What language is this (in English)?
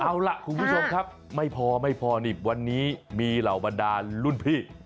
Thai